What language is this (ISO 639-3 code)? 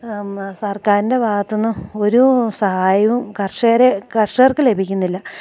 mal